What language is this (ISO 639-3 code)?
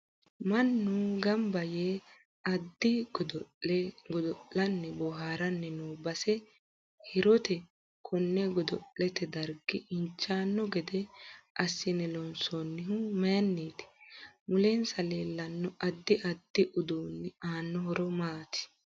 sid